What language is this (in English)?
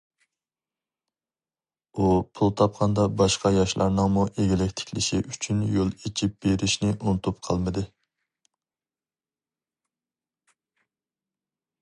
Uyghur